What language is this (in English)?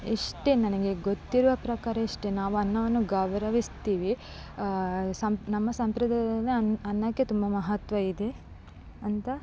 Kannada